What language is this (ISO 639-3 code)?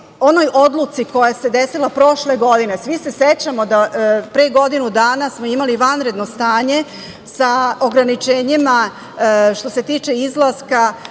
srp